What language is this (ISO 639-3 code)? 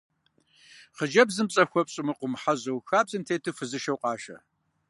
kbd